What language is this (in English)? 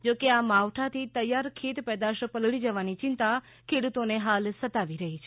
Gujarati